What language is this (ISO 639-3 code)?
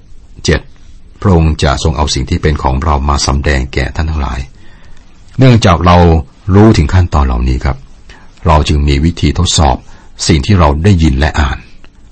tha